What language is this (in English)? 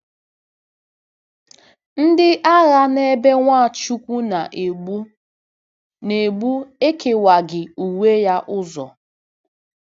Igbo